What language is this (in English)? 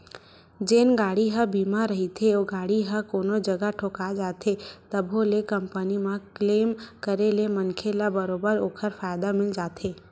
Chhattisgarhi